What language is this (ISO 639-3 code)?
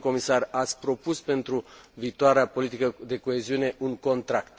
ron